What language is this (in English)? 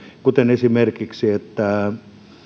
Finnish